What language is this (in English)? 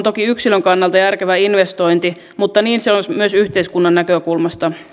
Finnish